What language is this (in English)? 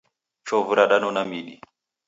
Taita